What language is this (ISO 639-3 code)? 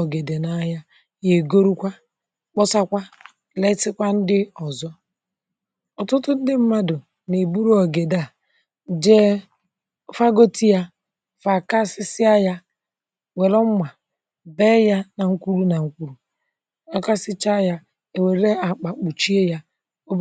ibo